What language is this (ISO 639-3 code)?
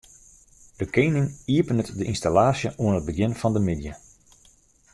fry